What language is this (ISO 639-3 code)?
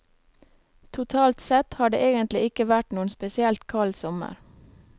nor